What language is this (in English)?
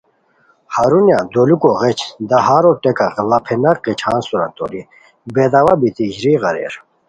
Khowar